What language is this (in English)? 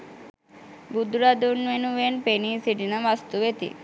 Sinhala